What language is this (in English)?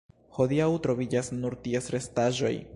Esperanto